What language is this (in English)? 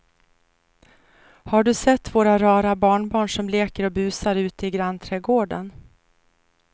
Swedish